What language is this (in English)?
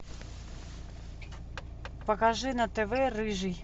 Russian